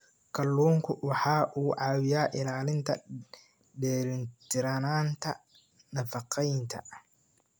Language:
Somali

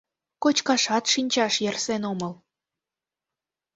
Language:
Mari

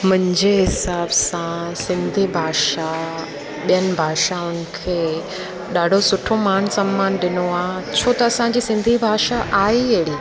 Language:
Sindhi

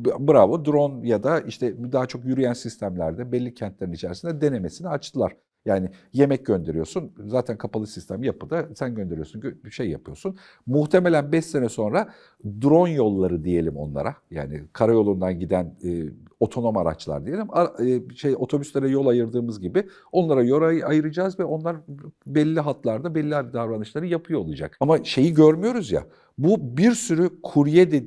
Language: Turkish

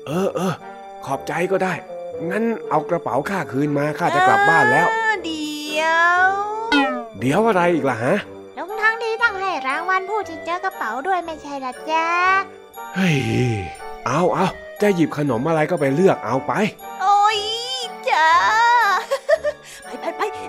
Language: Thai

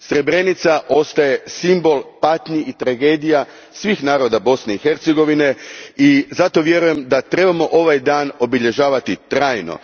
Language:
Croatian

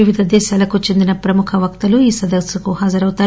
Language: Telugu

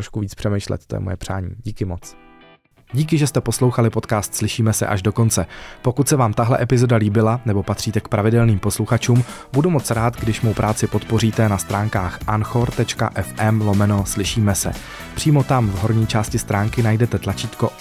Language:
Czech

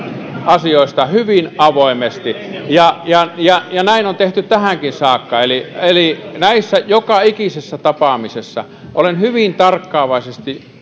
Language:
Finnish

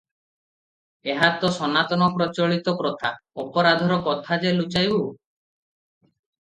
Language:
Odia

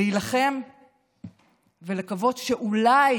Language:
Hebrew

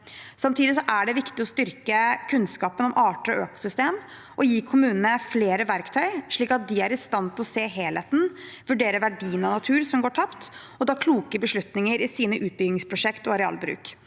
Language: Norwegian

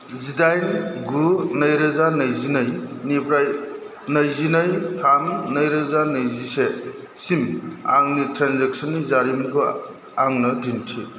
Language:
Bodo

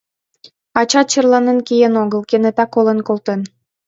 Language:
Mari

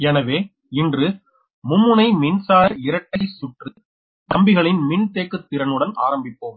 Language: Tamil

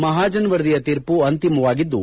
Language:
Kannada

